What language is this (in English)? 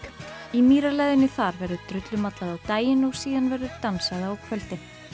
Icelandic